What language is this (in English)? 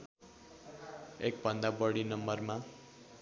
Nepali